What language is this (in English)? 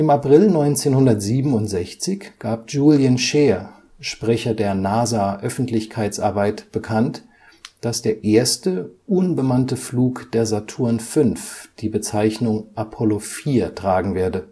German